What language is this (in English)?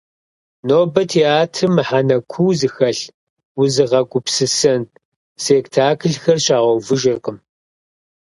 Kabardian